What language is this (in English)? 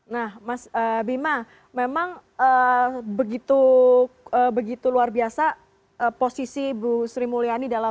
Indonesian